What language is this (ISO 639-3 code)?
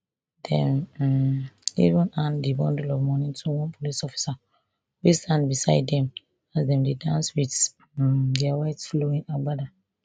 pcm